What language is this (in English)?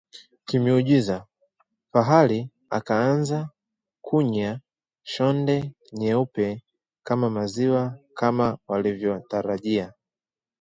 Swahili